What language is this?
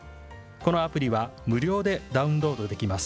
Japanese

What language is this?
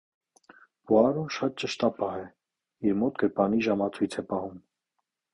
Armenian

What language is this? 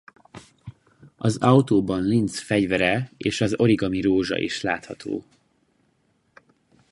Hungarian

